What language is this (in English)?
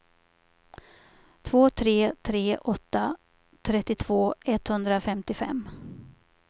Swedish